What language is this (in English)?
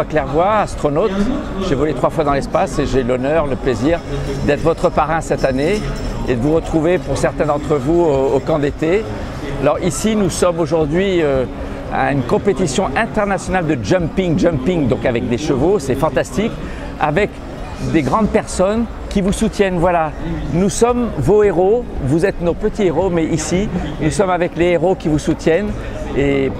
French